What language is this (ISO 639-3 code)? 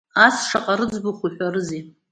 abk